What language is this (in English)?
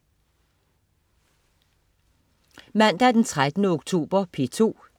Danish